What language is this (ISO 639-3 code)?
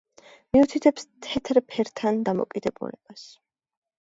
kat